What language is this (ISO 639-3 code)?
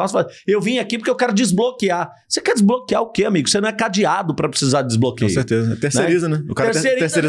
por